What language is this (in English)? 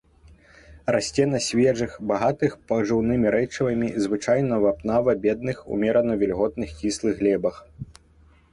Belarusian